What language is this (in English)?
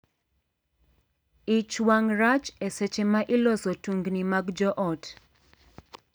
Luo (Kenya and Tanzania)